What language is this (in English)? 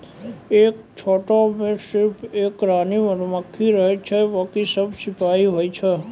Maithili